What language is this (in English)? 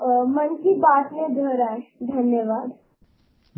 Hindi